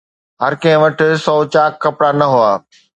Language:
Sindhi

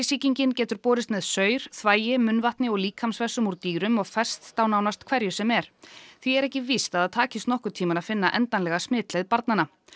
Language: Icelandic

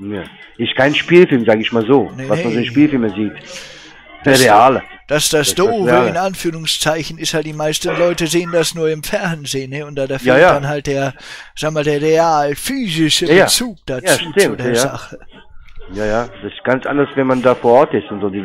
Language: German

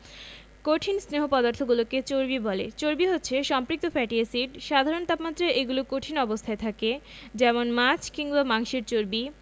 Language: Bangla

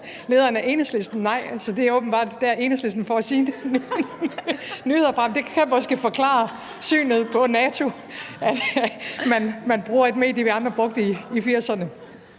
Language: Danish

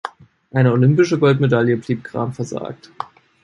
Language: German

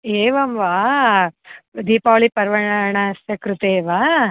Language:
Sanskrit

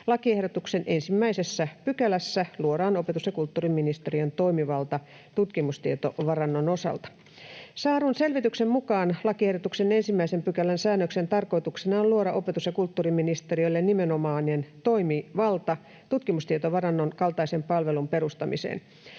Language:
Finnish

